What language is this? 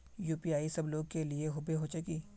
Magahi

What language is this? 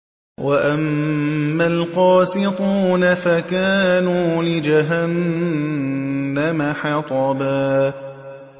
Arabic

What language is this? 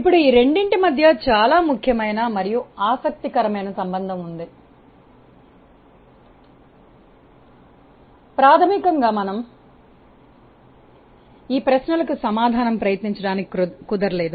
Telugu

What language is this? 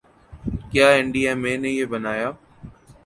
Urdu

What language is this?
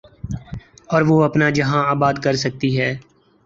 Urdu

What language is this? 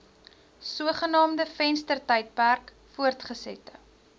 Afrikaans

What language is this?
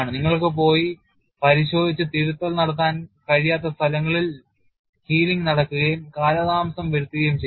Malayalam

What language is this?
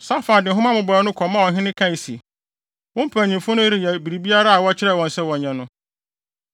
Akan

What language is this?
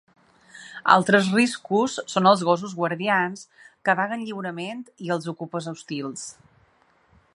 Catalan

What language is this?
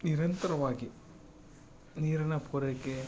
Kannada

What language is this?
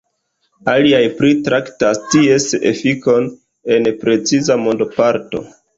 Esperanto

